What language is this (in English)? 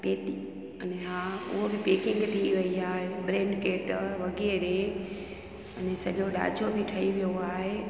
Sindhi